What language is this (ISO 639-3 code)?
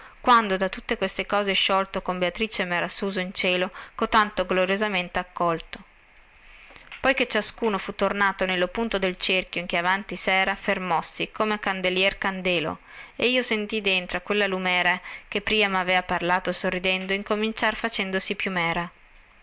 ita